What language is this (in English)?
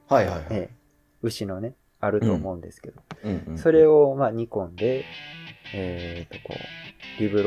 Japanese